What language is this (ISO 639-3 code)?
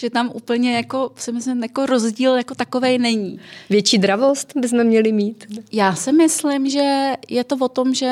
ces